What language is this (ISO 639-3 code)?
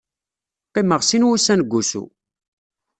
kab